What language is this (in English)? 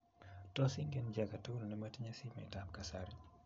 Kalenjin